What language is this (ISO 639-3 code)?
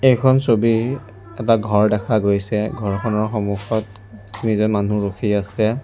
asm